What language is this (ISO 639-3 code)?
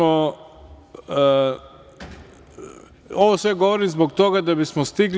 srp